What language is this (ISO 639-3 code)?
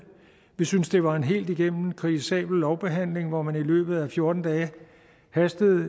dan